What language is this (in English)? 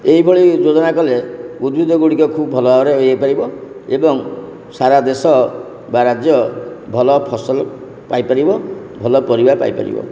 Odia